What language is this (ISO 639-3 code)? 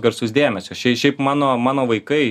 lit